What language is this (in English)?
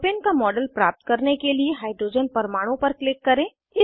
Hindi